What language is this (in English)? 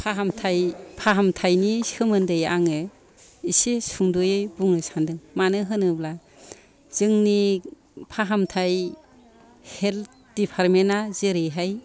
Bodo